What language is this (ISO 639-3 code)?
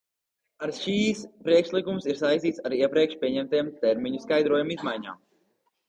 lav